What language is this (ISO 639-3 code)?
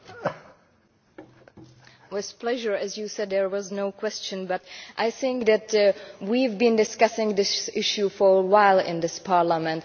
eng